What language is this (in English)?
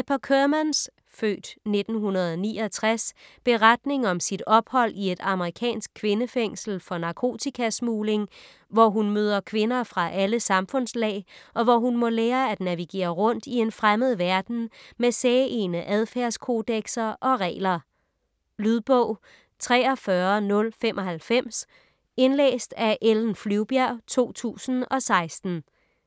Danish